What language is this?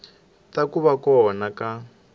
Tsonga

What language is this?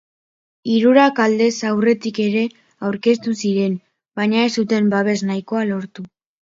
Basque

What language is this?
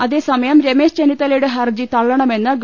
Malayalam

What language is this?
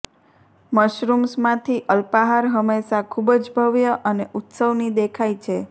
Gujarati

